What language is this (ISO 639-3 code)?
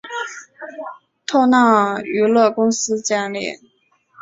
zho